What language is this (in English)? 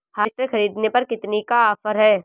Hindi